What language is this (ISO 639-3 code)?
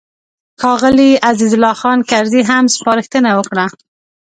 pus